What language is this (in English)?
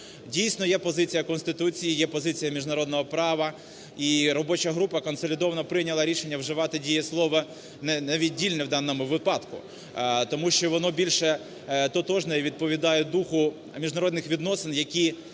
Ukrainian